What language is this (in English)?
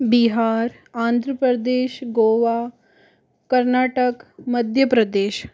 Hindi